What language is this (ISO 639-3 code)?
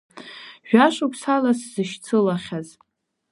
abk